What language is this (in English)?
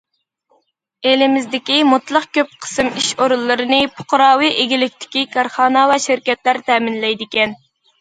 Uyghur